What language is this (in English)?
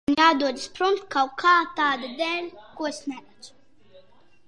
Latvian